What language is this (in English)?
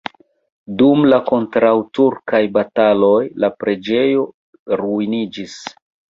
Esperanto